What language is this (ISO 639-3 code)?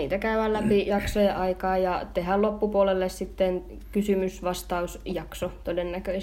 fin